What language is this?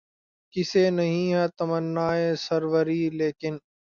Urdu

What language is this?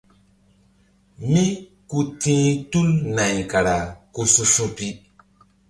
Mbum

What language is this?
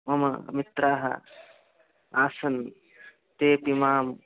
Sanskrit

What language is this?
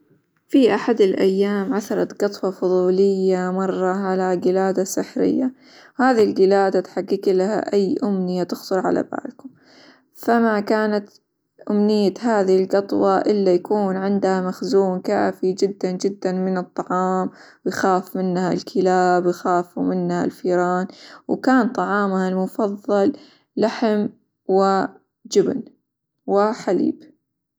Hijazi Arabic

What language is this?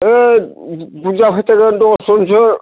Bodo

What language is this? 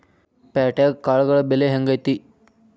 Kannada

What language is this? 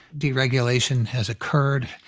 English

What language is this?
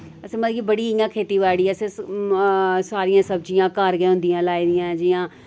Dogri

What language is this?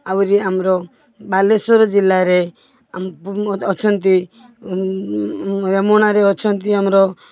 Odia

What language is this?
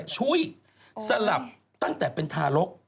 Thai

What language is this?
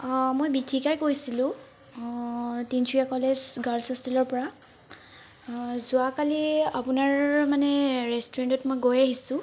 Assamese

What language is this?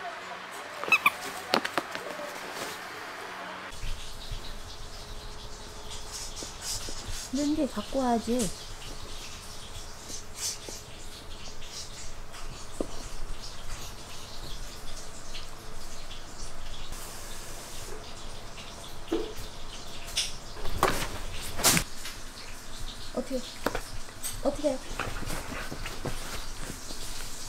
Korean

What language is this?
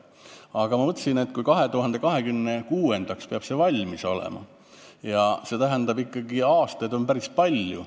Estonian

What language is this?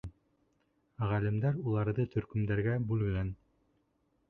Bashkir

